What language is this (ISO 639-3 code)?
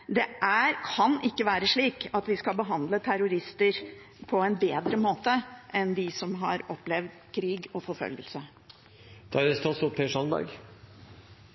nob